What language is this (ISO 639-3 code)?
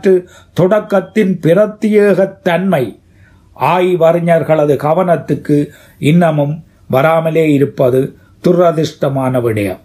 tam